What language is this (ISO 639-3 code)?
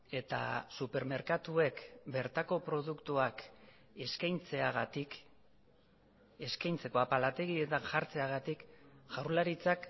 eus